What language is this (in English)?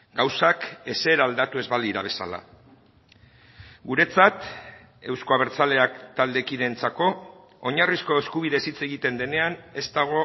Basque